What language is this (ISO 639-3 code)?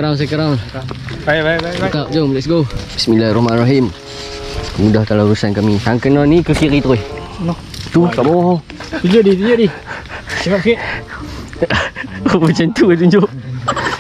msa